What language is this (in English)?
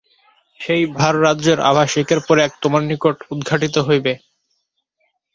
Bangla